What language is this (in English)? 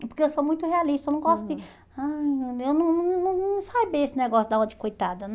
Portuguese